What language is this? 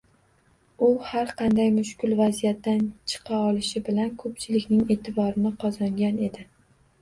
Uzbek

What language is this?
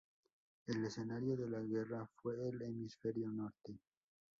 Spanish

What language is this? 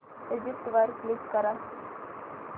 Marathi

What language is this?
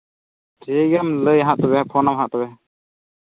Santali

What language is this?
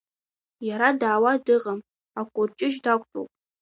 Abkhazian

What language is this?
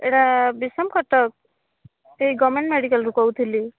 Odia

